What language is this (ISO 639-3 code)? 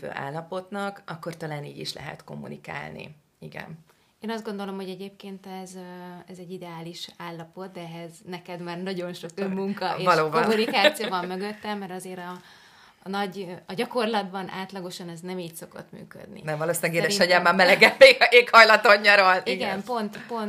hun